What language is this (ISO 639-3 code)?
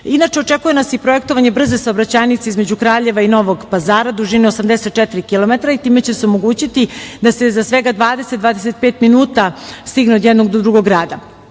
srp